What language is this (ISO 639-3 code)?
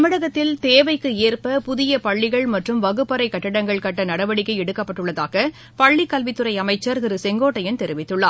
tam